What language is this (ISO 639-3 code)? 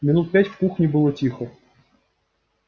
rus